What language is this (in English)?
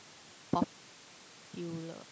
English